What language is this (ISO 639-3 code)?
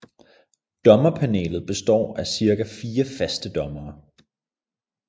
dan